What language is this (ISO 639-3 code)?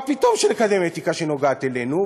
heb